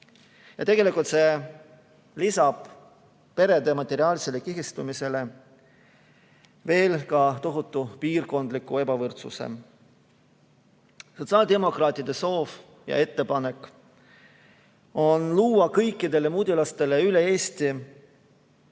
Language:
Estonian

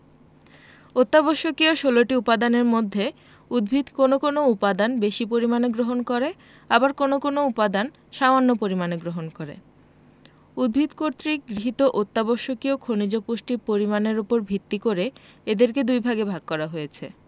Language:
Bangla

